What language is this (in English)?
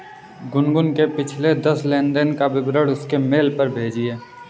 Hindi